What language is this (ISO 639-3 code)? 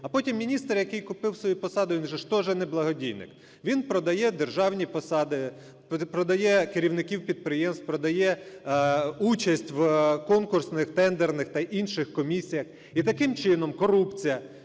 ukr